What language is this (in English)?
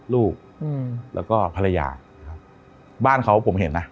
Thai